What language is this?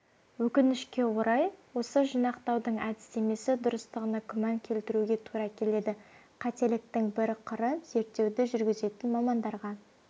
Kazakh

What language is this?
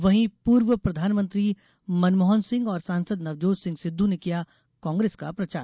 Hindi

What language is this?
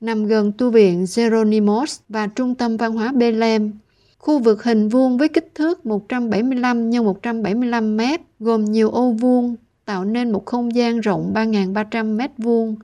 Vietnamese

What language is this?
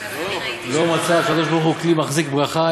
Hebrew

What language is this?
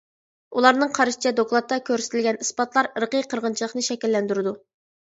Uyghur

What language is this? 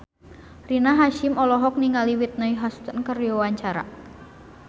Sundanese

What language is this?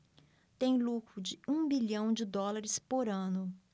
Portuguese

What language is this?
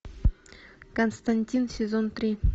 Russian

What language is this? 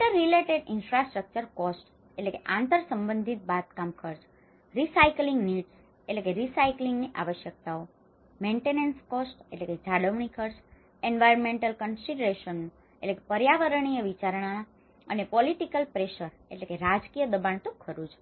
Gujarati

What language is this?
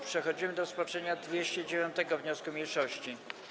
Polish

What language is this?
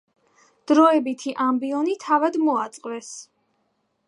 Georgian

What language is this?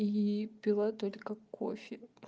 Russian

